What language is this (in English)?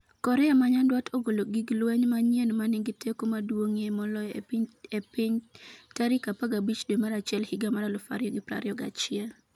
Luo (Kenya and Tanzania)